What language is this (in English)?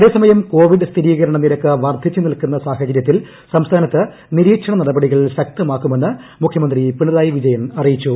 Malayalam